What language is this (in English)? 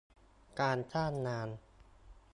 Thai